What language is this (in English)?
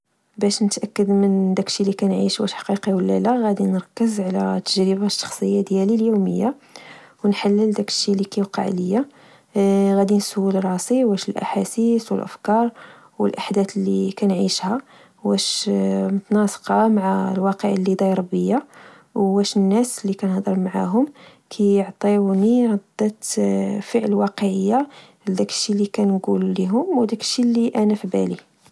Moroccan Arabic